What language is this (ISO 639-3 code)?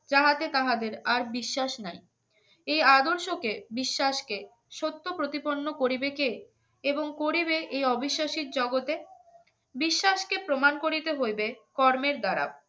ben